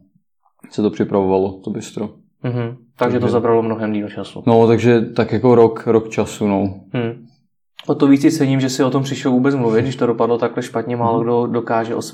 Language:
Czech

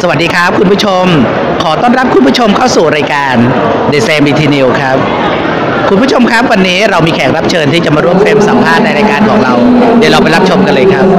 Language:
Thai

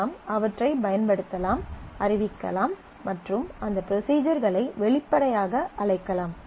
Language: Tamil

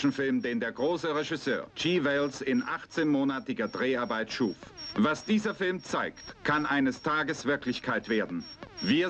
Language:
German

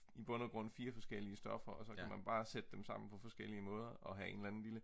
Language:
Danish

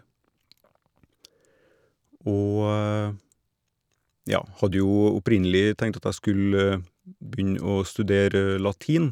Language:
Norwegian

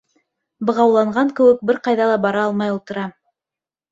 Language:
Bashkir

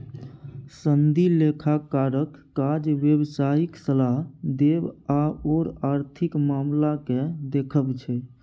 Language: Maithili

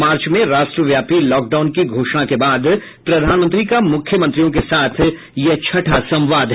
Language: Hindi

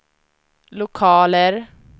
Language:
Swedish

